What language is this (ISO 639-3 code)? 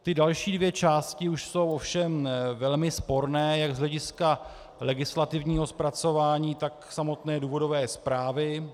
ces